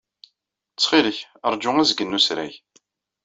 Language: Kabyle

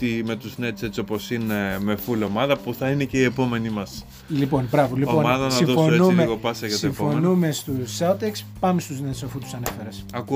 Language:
Greek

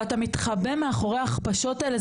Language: Hebrew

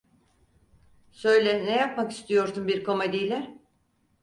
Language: Turkish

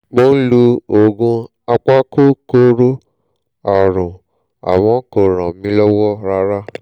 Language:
Yoruba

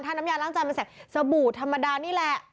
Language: Thai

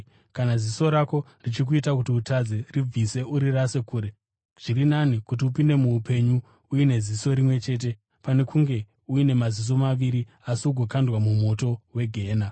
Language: Shona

